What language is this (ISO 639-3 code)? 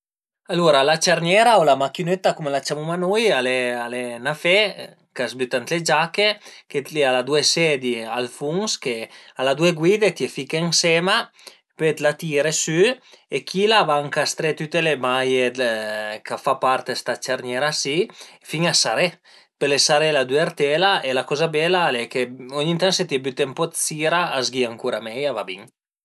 pms